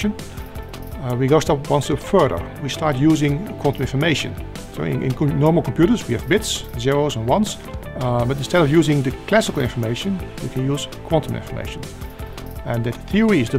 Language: Dutch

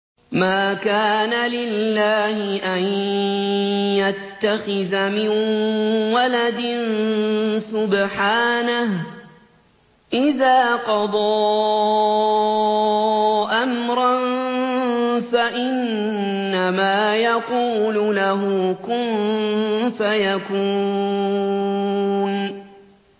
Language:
Arabic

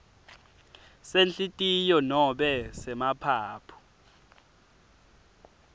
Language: Swati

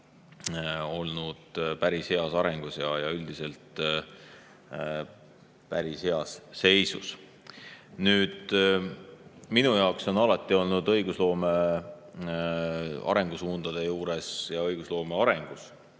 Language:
Estonian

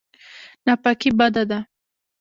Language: Pashto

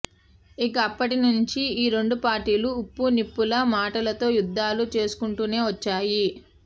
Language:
Telugu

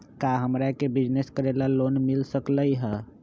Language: Magahi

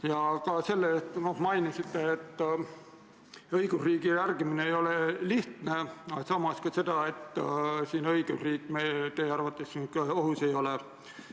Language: Estonian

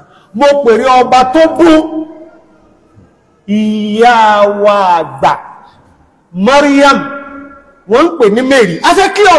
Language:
Arabic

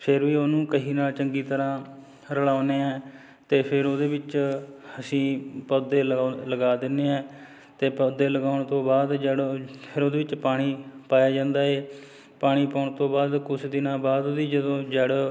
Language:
Punjabi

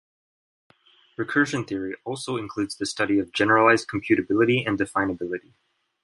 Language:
English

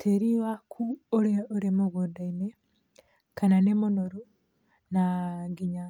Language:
Kikuyu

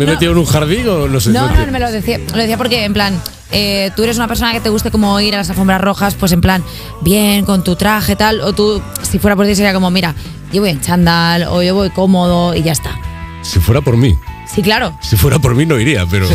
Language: Spanish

